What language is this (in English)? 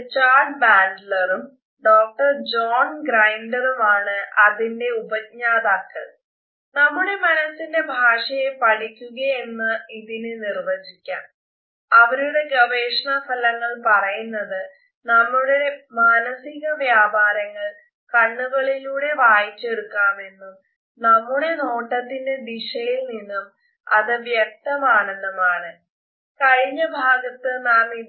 Malayalam